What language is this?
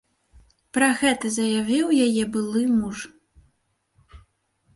Belarusian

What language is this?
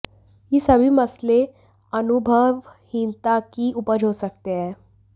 Hindi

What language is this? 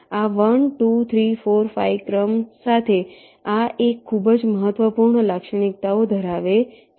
Gujarati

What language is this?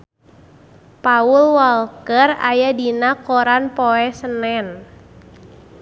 Sundanese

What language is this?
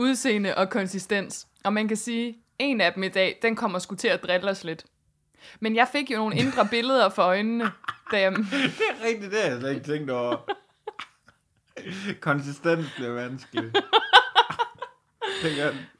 Danish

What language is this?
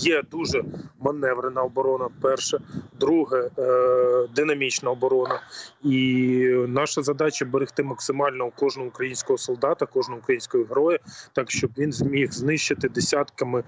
Ukrainian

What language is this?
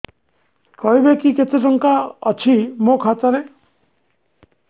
Odia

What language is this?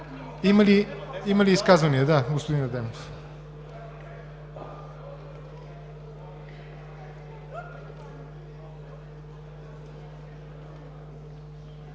Bulgarian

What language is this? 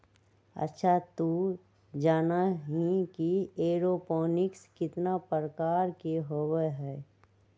Magahi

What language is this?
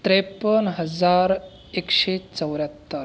Marathi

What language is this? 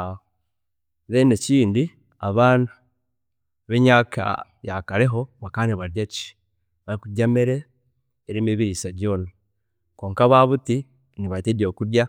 Chiga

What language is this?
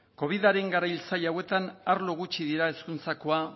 Basque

